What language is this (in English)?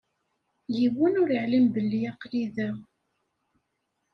Kabyle